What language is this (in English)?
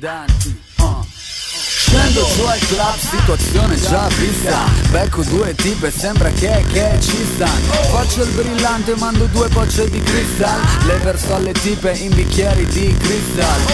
Italian